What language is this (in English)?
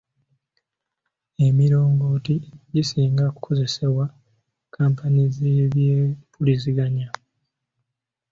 Ganda